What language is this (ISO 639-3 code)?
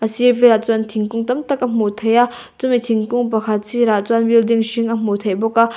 lus